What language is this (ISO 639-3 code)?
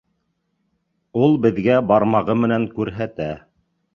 bak